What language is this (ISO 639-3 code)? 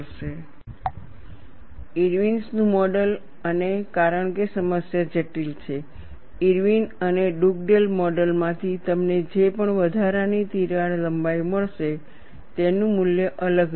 guj